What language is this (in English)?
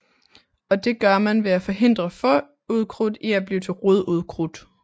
Danish